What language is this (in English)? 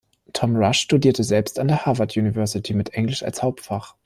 German